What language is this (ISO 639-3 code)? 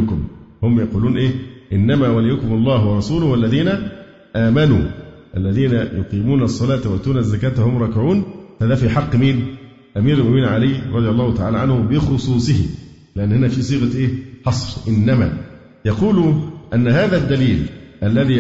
ara